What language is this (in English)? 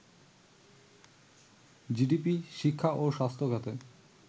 Bangla